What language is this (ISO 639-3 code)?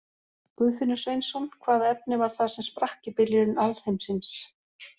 isl